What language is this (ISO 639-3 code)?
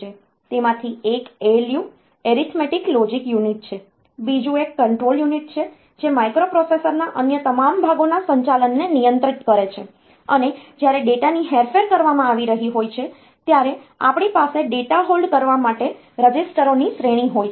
guj